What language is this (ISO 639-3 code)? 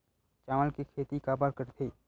hne